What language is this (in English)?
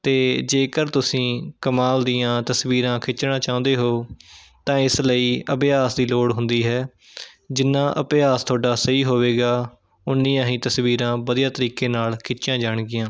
Punjabi